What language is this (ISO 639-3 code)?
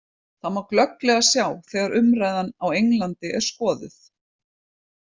isl